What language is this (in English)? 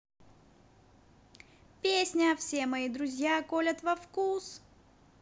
Russian